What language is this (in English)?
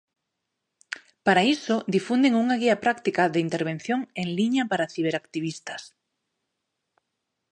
Galician